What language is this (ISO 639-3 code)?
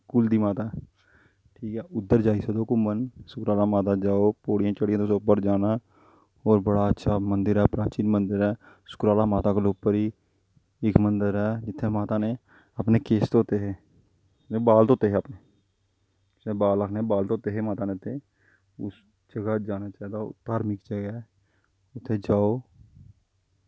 doi